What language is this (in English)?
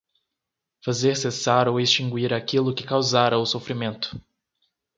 Portuguese